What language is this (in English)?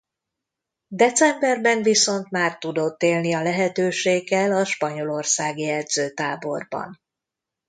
Hungarian